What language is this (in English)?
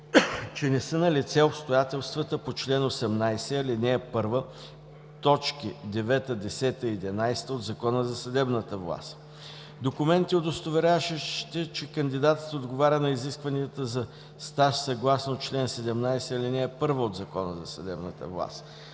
Bulgarian